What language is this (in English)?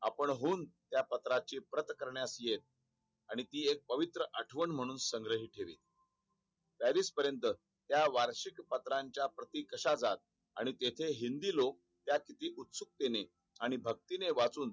Marathi